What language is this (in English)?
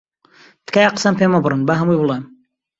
Central Kurdish